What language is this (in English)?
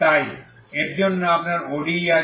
Bangla